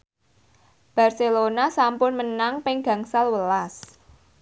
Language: Javanese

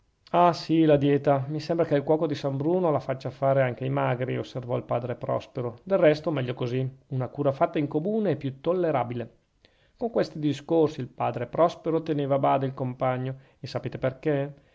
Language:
Italian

